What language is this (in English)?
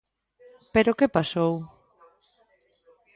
Galician